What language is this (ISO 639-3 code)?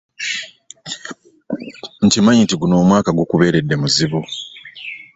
lug